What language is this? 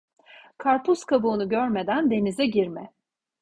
Turkish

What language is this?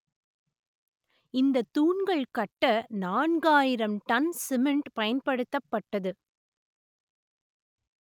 Tamil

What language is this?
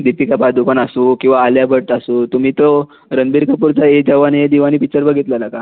Marathi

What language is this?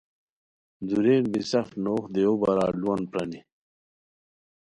Khowar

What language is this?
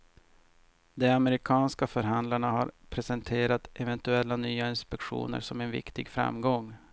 Swedish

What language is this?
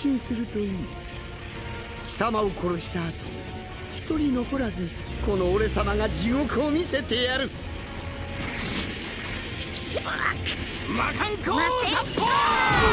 Japanese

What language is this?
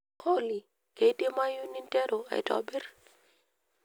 Masai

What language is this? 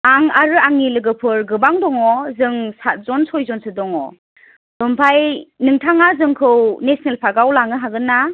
Bodo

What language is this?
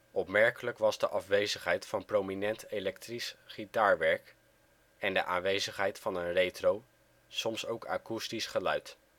Dutch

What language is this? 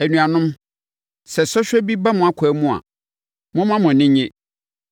Akan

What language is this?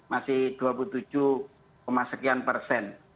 Indonesian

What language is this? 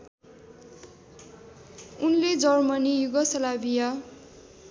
Nepali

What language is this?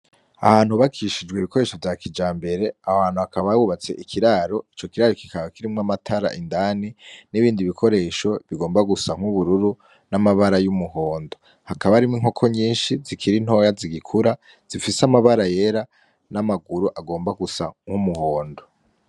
Rundi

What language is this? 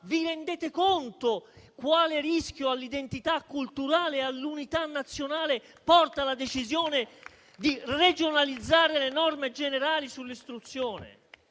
Italian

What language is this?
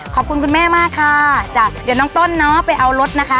Thai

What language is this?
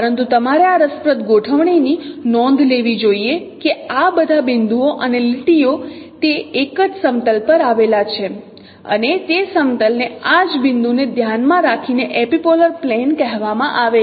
Gujarati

